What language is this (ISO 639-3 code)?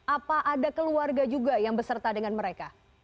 ind